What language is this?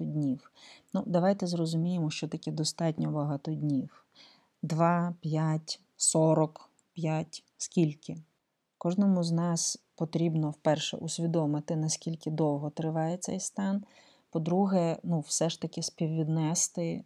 Ukrainian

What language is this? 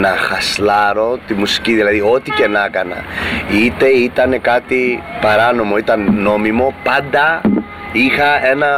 Greek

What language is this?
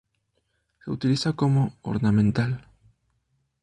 Spanish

